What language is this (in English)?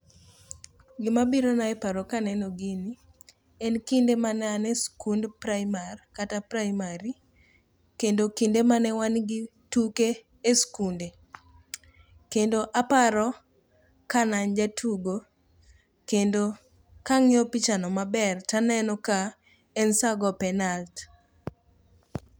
Luo (Kenya and Tanzania)